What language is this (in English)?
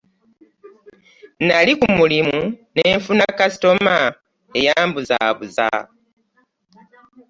Ganda